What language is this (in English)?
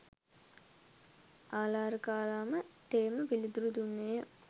Sinhala